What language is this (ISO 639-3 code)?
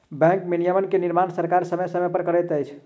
mai